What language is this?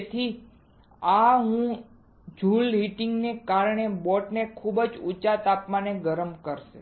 Gujarati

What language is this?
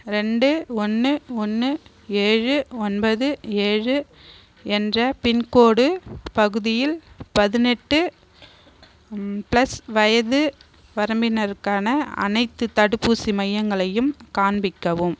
Tamil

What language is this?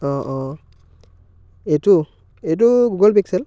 Assamese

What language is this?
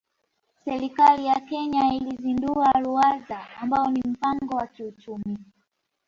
Swahili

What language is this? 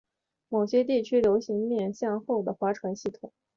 Chinese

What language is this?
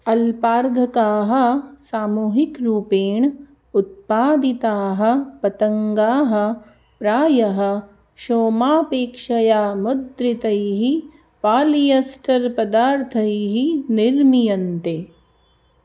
Sanskrit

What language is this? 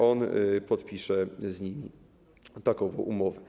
Polish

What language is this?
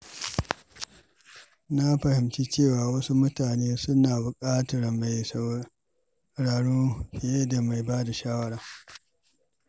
Hausa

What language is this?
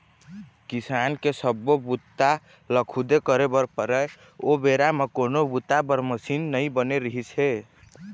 Chhattisgarhi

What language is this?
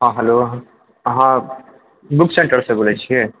Maithili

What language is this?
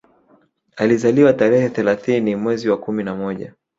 Swahili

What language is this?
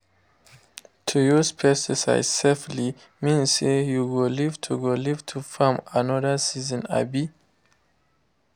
Nigerian Pidgin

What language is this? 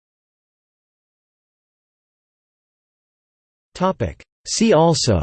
English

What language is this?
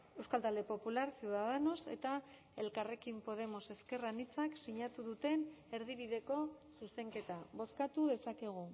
Basque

